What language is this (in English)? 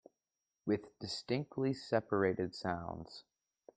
English